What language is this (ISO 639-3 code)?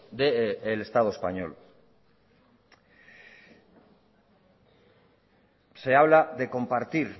spa